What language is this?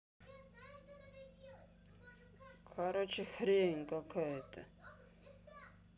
Russian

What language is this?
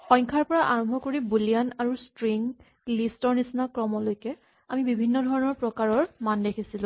Assamese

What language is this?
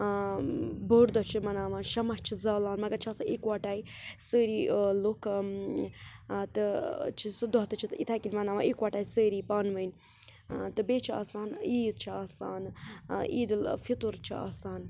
Kashmiri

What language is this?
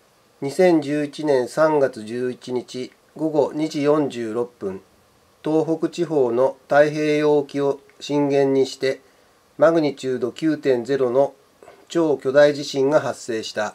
Japanese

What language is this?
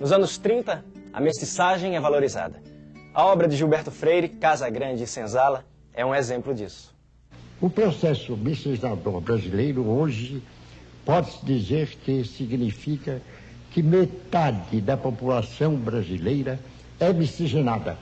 Portuguese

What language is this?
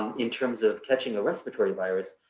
English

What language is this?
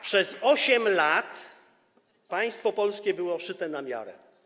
Polish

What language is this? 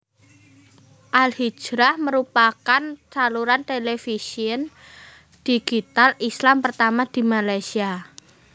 Javanese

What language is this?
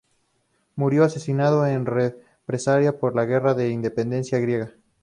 Spanish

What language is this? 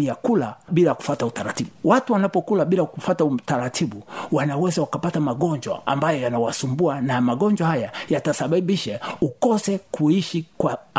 Swahili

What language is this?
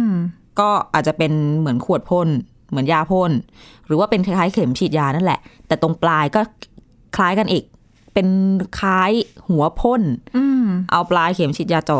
Thai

